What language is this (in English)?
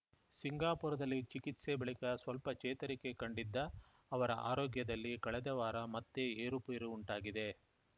Kannada